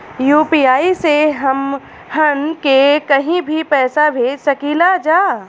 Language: Bhojpuri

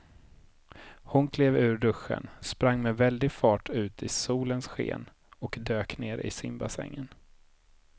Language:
Swedish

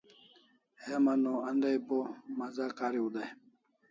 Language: Kalasha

